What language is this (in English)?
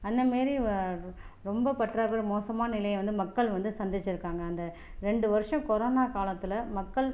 Tamil